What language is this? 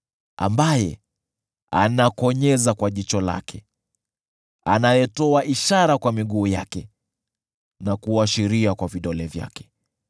Swahili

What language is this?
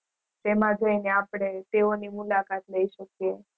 Gujarati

